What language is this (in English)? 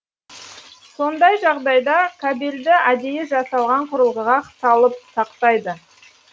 Kazakh